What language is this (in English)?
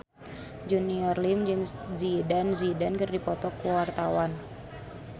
Sundanese